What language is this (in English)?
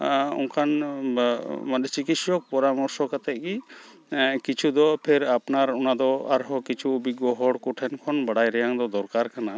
Santali